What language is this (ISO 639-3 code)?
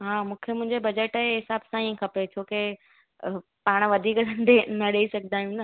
snd